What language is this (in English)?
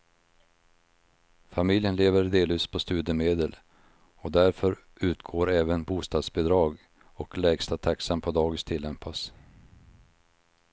Swedish